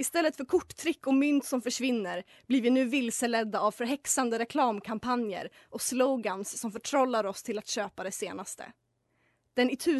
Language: Swedish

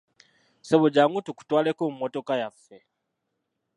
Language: Ganda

